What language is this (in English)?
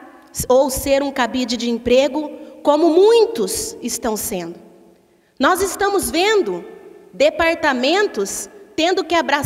Portuguese